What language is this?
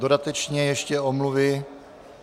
Czech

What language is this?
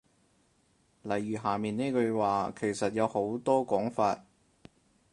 Cantonese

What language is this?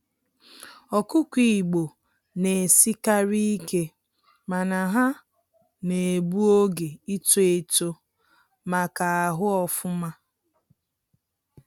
Igbo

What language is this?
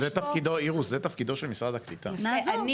Hebrew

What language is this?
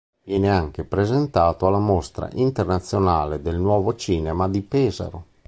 Italian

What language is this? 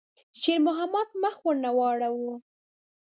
Pashto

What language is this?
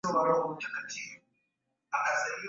Swahili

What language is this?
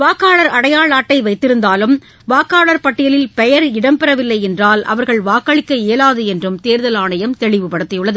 Tamil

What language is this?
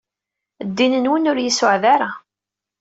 Kabyle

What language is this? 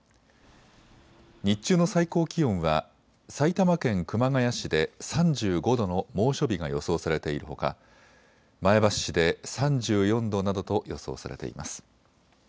Japanese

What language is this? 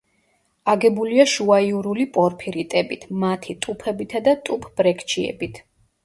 Georgian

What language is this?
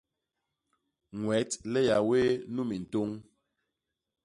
Basaa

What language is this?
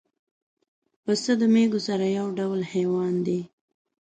Pashto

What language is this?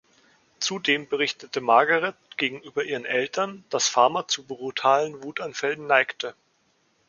German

